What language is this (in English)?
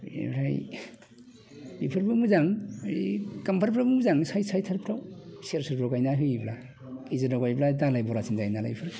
Bodo